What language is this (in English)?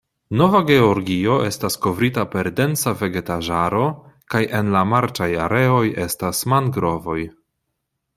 Esperanto